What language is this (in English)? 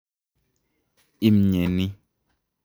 Kalenjin